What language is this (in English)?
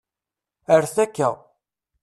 Kabyle